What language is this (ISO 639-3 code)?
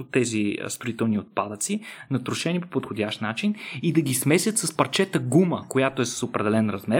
bul